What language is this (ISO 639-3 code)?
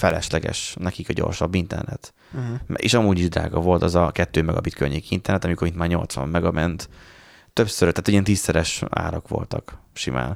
hun